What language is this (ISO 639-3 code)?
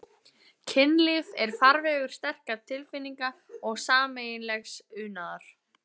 isl